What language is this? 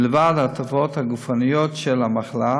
Hebrew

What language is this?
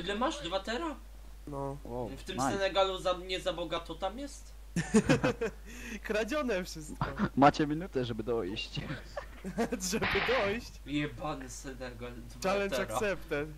Polish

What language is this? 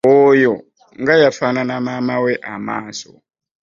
Ganda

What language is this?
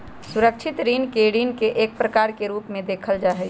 Magahi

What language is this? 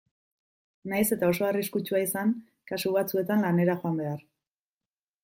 Basque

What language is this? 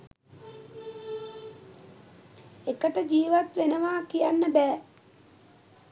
Sinhala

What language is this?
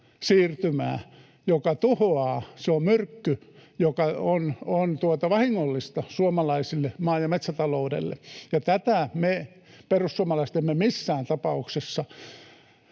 Finnish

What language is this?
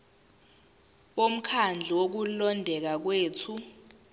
Zulu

